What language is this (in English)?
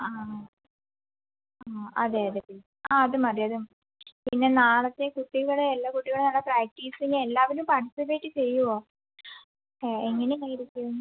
Malayalam